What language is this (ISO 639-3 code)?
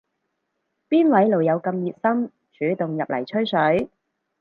yue